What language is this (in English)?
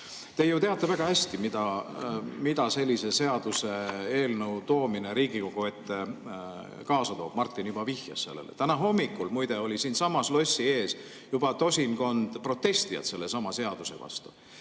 Estonian